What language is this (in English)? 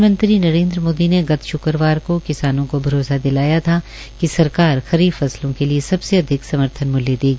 Hindi